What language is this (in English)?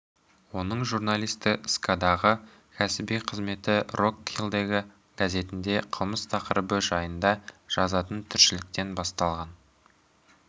Kazakh